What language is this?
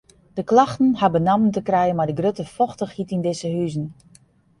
Western Frisian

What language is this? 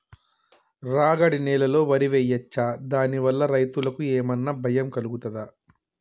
Telugu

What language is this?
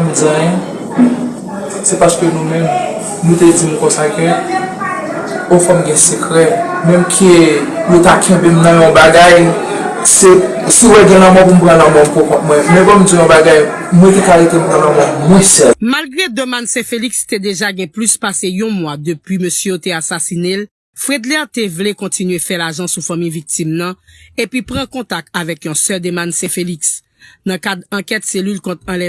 French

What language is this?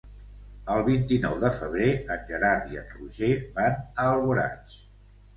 Catalan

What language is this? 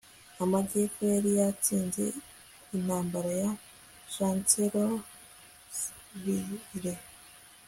Kinyarwanda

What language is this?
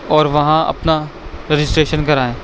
Urdu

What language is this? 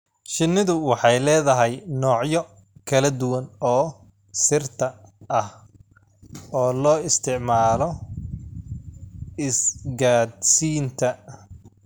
Somali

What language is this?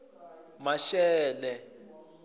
Tsonga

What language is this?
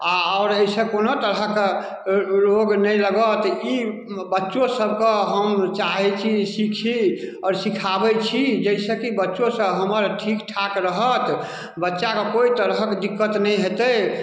Maithili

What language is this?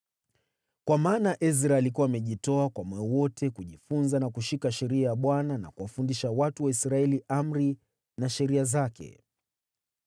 Swahili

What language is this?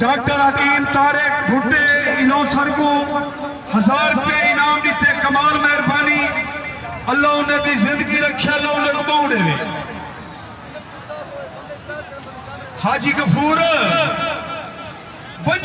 Arabic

